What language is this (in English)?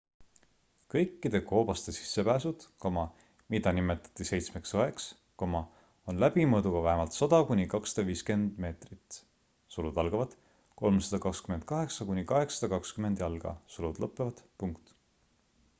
Estonian